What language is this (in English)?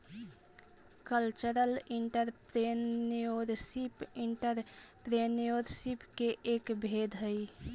Magahi